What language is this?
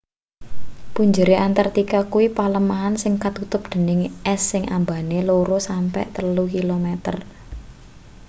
Javanese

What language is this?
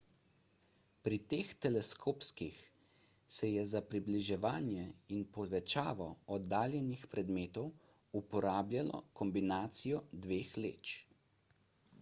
Slovenian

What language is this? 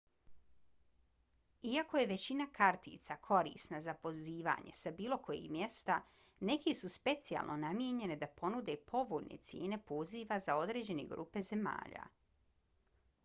Bosnian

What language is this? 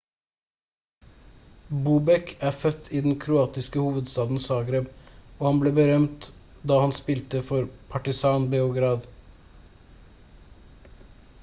Norwegian Bokmål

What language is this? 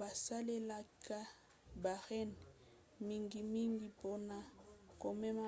Lingala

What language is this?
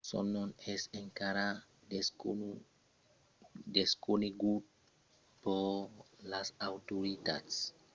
Occitan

